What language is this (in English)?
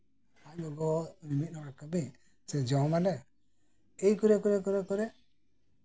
Santali